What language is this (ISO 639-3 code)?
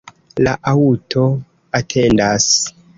epo